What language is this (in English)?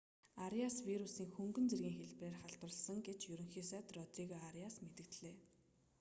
Mongolian